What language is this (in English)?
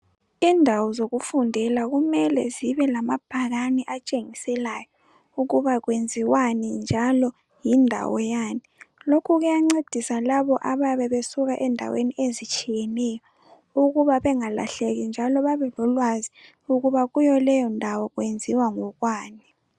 North Ndebele